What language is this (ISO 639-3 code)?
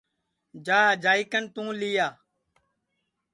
ssi